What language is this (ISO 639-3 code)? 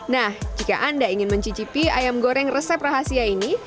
ind